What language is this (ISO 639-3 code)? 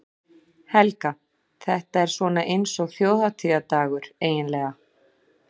isl